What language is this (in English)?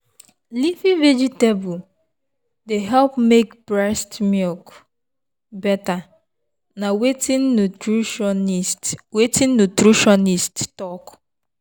Nigerian Pidgin